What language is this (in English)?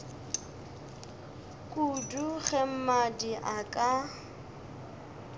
Northern Sotho